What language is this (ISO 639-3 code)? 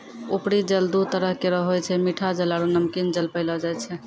mai